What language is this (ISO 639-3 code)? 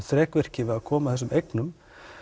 isl